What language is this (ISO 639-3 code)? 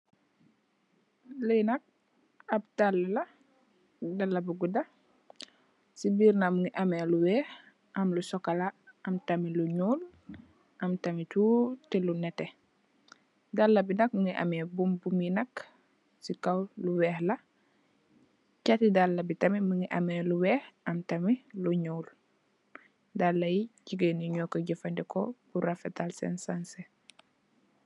wol